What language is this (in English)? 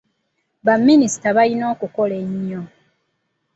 Ganda